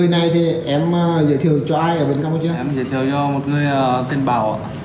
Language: Vietnamese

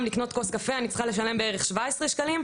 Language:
Hebrew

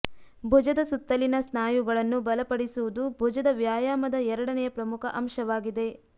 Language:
Kannada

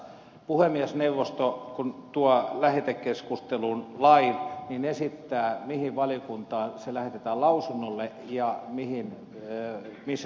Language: Finnish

